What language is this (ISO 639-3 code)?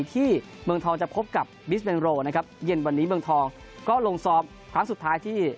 tha